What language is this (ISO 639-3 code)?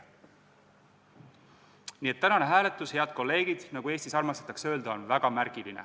est